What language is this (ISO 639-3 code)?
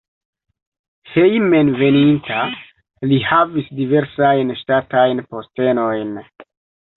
epo